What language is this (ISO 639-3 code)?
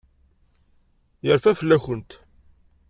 kab